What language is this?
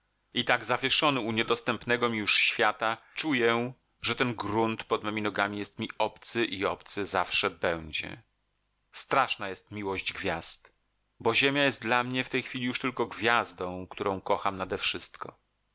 Polish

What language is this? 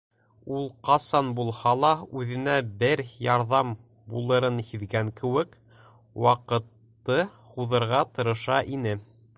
Bashkir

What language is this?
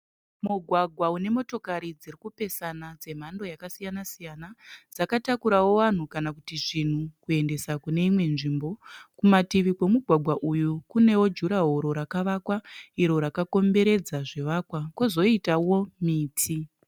Shona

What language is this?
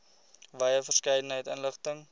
Afrikaans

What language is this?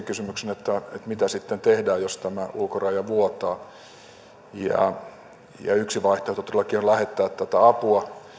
Finnish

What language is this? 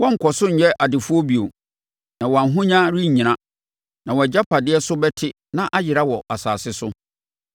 Akan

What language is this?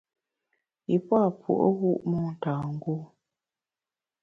Bamun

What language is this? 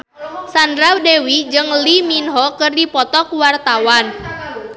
Sundanese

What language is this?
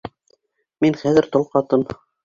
Bashkir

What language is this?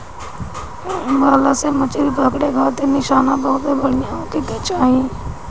Bhojpuri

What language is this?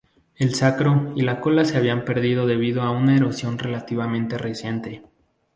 Spanish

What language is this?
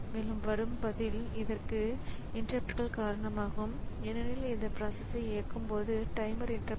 Tamil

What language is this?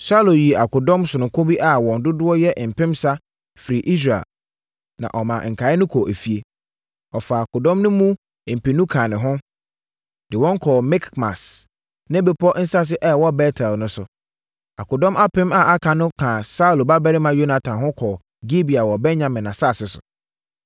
Akan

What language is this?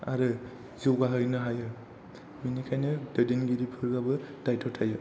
Bodo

